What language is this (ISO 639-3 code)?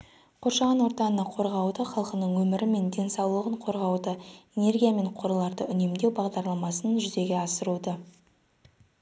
kaz